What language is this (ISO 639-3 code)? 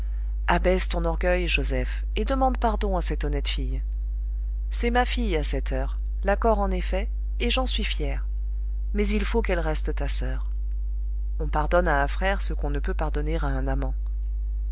fra